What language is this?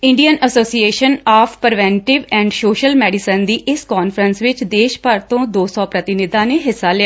Punjabi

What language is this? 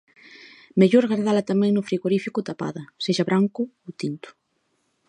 Galician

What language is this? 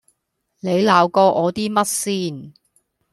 Cantonese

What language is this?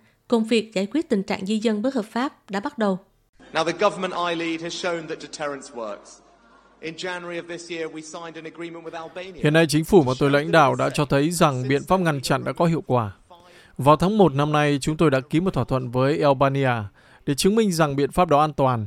Vietnamese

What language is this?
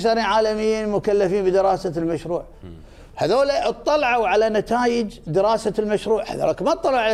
Arabic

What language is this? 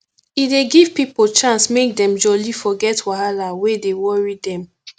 Nigerian Pidgin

